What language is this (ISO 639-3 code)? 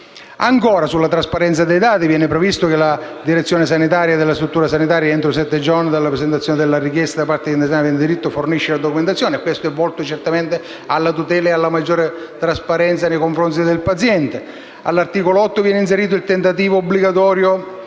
ita